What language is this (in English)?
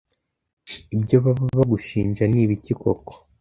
Kinyarwanda